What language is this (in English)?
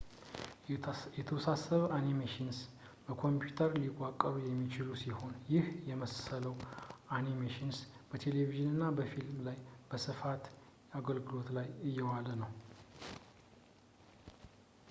Amharic